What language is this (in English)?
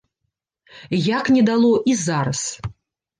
Belarusian